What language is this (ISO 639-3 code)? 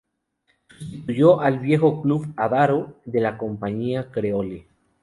spa